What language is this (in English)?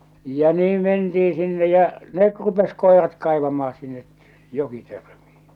Finnish